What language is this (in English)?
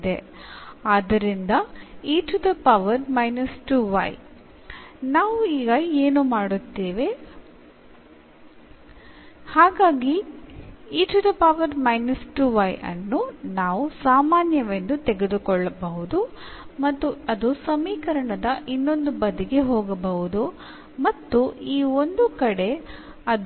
Malayalam